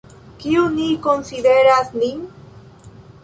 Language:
Esperanto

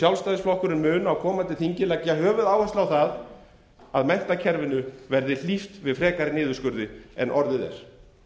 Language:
Icelandic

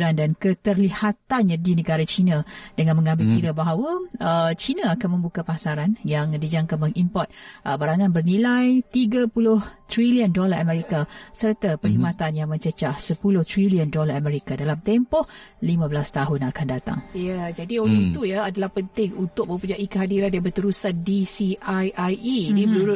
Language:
Malay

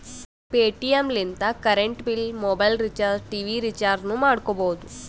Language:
Kannada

